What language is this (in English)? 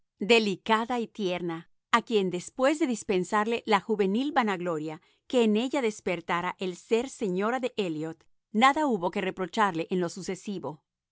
Spanish